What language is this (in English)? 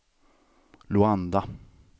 Swedish